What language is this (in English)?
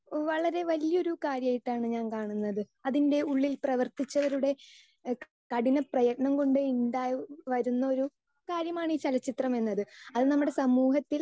Malayalam